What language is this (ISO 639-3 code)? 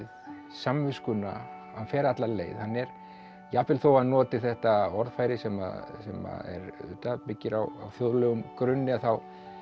isl